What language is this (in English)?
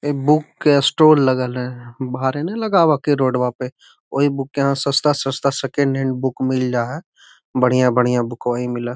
Magahi